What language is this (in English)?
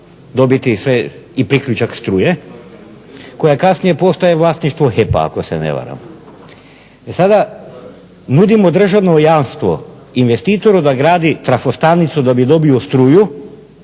Croatian